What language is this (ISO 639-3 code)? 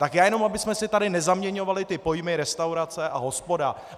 ces